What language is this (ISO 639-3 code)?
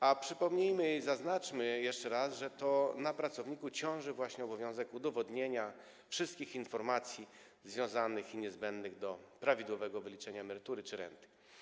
pol